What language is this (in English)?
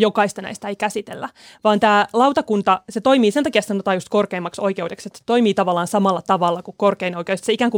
Finnish